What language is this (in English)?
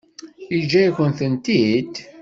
Kabyle